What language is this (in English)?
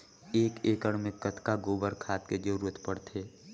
Chhattisgarhi